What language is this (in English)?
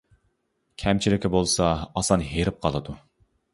Uyghur